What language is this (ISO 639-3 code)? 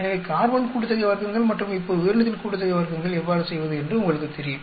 tam